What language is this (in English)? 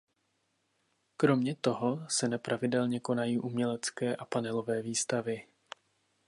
Czech